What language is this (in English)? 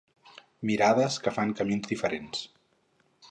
Catalan